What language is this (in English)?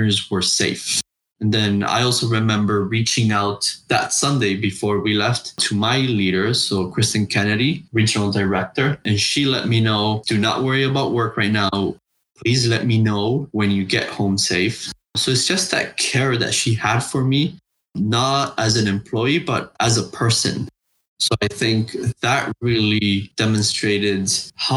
English